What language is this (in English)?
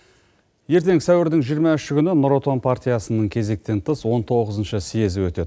Kazakh